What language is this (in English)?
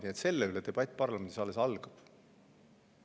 Estonian